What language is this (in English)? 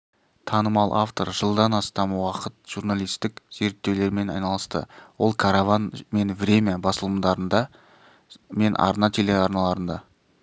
Kazakh